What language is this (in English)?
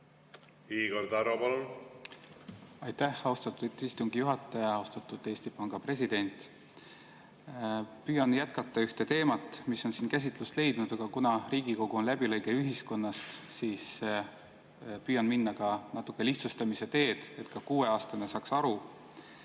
Estonian